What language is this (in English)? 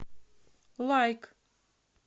Russian